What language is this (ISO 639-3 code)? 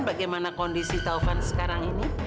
ind